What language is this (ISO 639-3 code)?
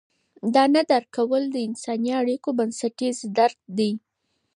pus